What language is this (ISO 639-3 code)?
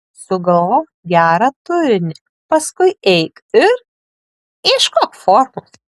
lit